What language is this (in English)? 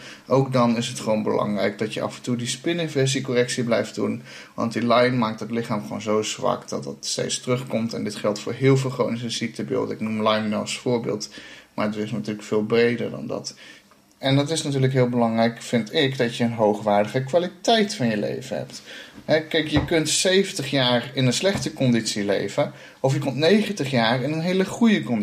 Dutch